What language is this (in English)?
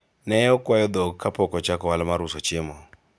Luo (Kenya and Tanzania)